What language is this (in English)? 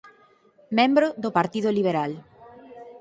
Galician